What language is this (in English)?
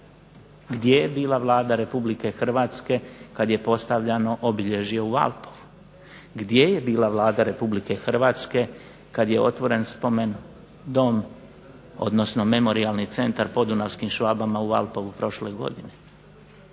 Croatian